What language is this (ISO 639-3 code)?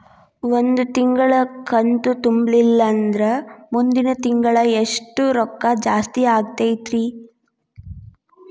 kan